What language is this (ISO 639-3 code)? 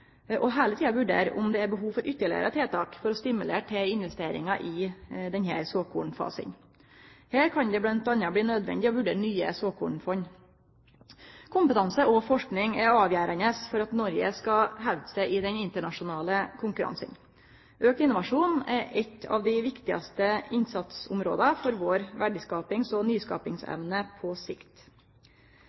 nno